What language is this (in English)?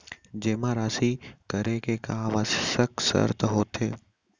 Chhattisgarhi